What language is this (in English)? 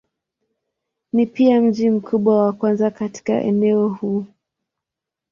Swahili